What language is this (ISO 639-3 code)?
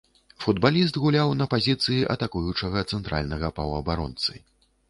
bel